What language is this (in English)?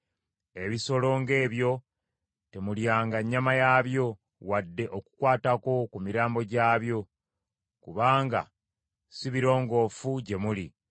Ganda